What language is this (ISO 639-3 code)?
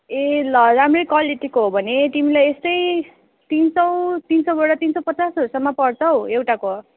nep